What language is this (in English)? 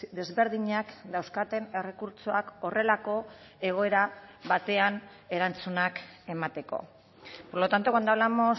Basque